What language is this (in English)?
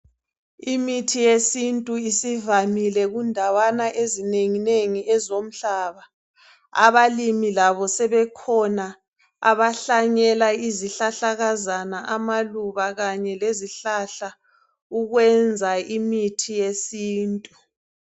North Ndebele